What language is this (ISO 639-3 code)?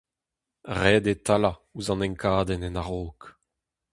bre